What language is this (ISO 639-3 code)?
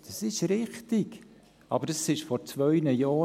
gsw